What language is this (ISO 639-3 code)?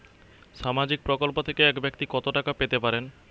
ben